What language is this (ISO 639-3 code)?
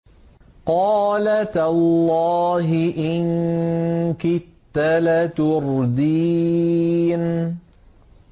ara